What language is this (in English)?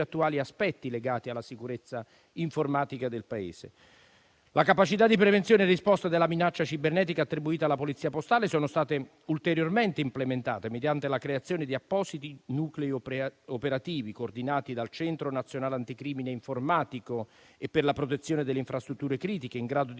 Italian